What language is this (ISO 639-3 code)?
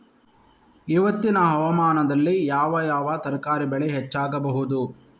kan